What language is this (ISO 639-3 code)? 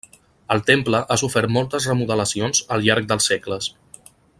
cat